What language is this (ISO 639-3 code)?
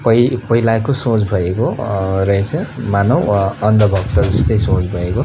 nep